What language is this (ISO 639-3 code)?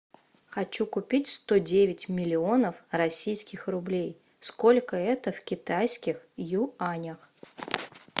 rus